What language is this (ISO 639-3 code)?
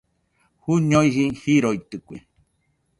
hux